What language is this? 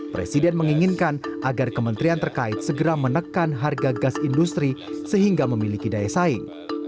Indonesian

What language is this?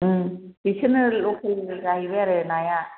Bodo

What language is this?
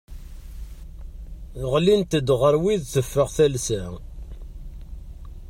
Kabyle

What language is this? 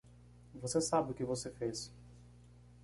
Portuguese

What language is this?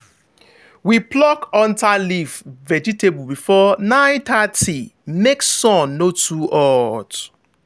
Nigerian Pidgin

